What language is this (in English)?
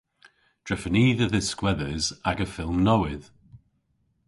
Cornish